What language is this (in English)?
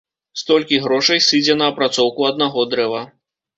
Belarusian